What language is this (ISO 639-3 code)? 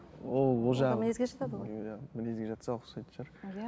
kaz